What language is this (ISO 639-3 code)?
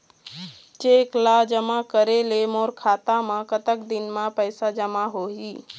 hne